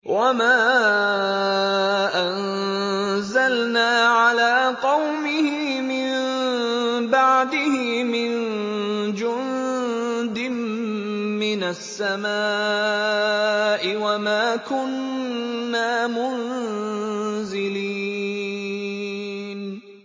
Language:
Arabic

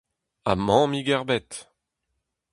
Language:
Breton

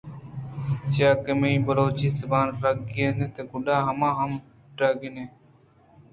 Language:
Eastern Balochi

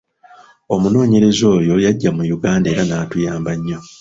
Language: Ganda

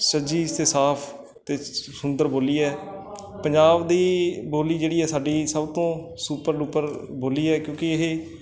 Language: Punjabi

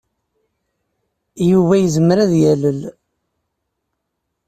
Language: Kabyle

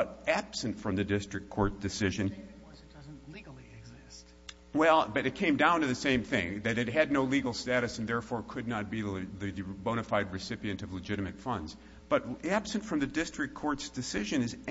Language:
English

